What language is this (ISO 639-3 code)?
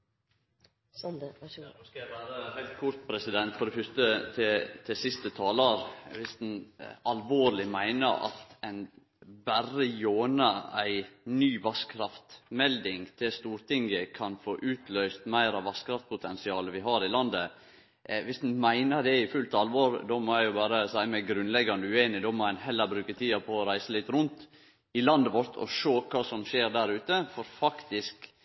nno